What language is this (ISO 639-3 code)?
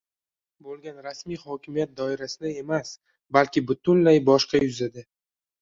uzb